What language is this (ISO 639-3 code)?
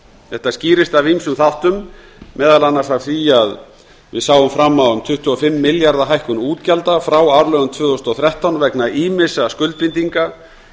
isl